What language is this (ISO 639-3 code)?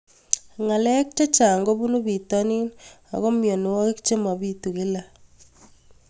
kln